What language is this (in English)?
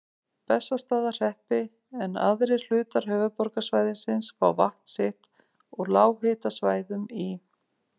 Icelandic